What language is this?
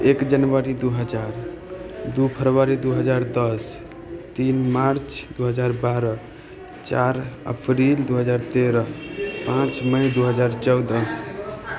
Maithili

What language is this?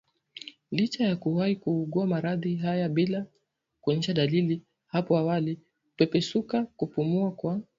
Swahili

